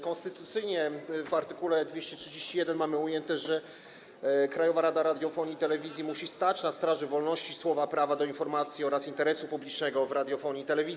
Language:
Polish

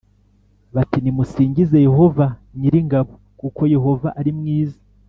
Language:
Kinyarwanda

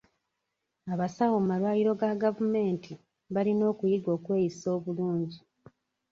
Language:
Ganda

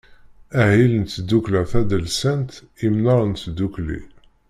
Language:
Kabyle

